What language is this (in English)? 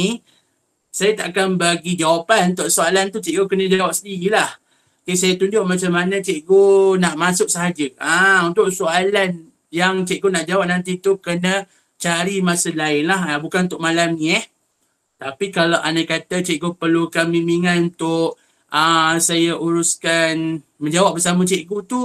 Malay